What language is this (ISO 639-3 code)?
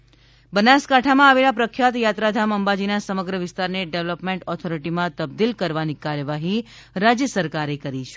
guj